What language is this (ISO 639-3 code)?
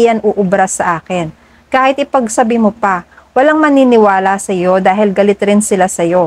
fil